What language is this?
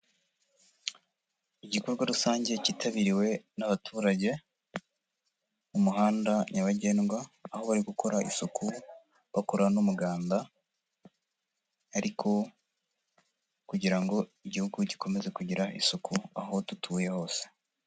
Kinyarwanda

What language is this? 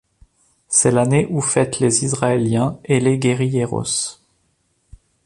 French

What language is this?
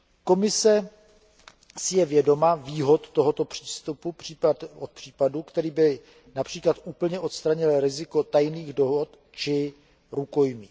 Czech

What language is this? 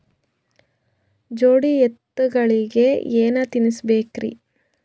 Kannada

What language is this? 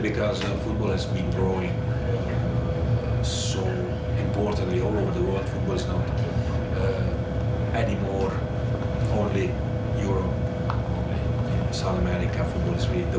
Thai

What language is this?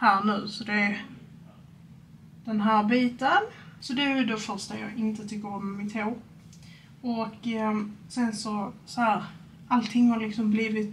Swedish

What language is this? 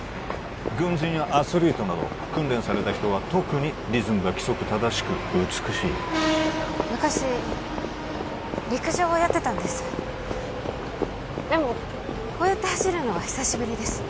Japanese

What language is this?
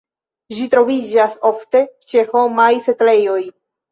Esperanto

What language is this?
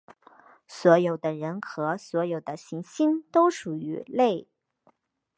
Chinese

